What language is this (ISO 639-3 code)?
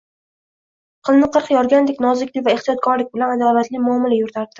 uzb